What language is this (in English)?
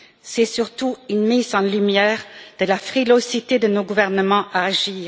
French